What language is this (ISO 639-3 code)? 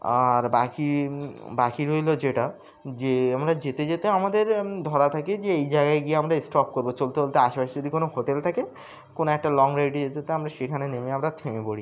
ben